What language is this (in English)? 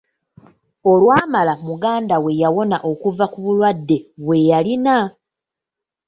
Ganda